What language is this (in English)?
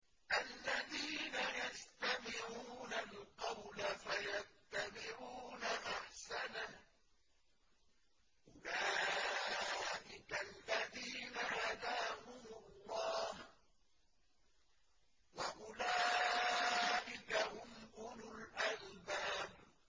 Arabic